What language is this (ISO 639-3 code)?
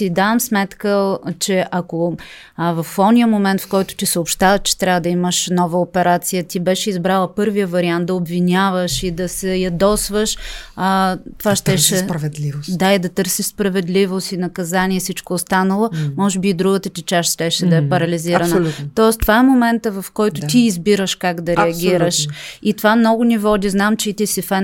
bul